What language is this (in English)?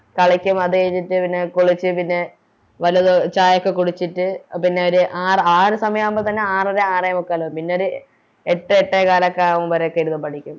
Malayalam